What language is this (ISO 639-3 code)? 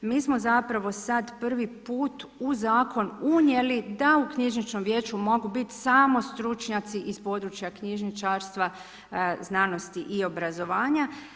hrv